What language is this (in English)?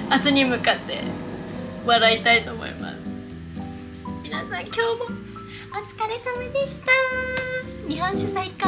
Japanese